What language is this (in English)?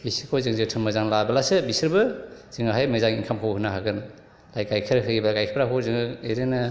Bodo